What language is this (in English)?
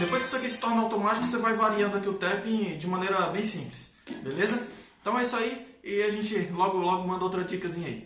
Portuguese